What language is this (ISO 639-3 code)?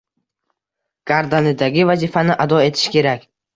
uzb